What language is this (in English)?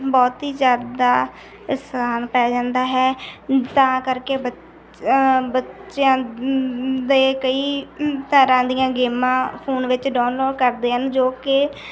Punjabi